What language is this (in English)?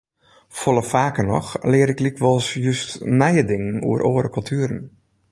Western Frisian